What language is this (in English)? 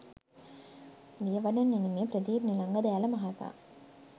Sinhala